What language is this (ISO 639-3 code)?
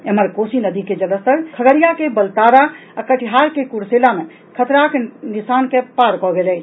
mai